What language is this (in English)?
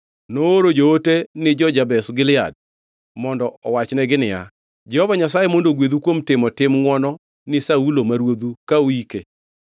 Luo (Kenya and Tanzania)